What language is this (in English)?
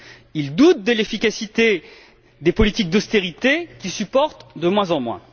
French